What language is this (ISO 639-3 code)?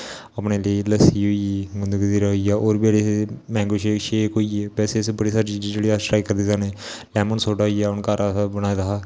doi